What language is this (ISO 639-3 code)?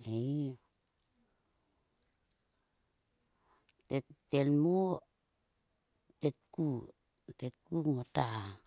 sua